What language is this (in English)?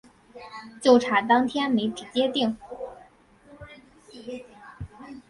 Chinese